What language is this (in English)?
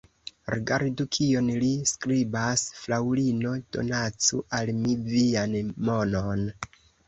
Esperanto